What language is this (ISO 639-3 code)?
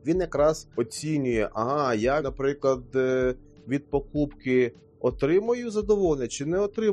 ukr